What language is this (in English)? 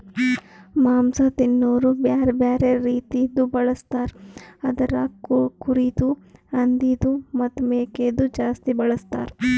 Kannada